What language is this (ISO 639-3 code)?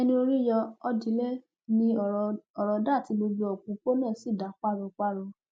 yor